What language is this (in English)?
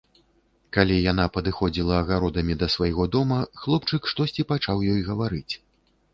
Belarusian